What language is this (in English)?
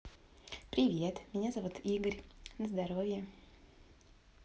Russian